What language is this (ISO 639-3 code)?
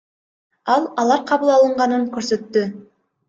kir